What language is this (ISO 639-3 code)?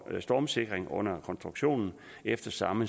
dan